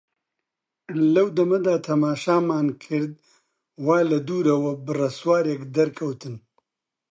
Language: Central Kurdish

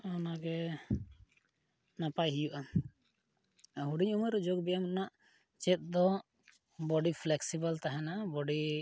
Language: Santali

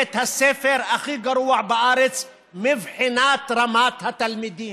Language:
Hebrew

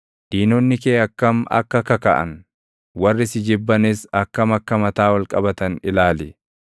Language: Oromo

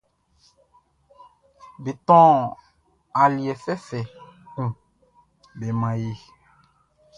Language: Baoulé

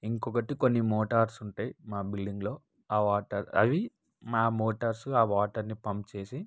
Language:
Telugu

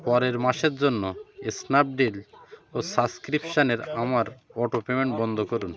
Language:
Bangla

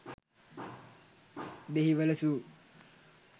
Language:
Sinhala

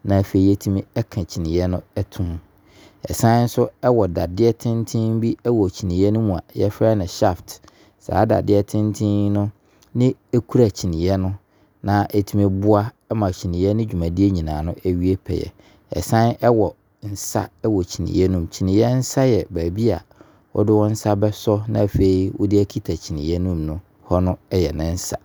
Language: Abron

